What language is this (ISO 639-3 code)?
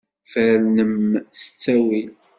kab